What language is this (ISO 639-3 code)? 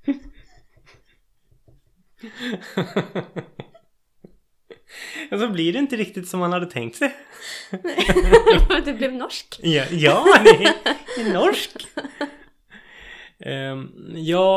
swe